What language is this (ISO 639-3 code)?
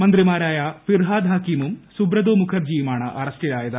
mal